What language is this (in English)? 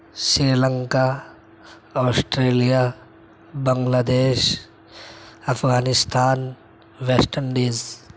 Urdu